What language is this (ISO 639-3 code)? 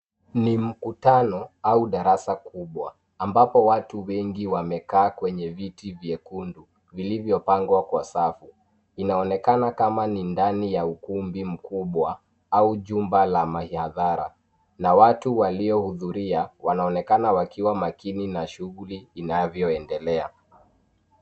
swa